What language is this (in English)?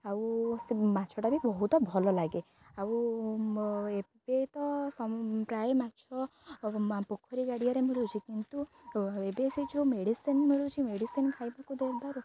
Odia